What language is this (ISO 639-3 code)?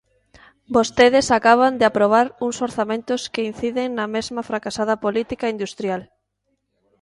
glg